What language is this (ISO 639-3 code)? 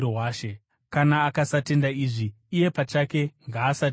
sna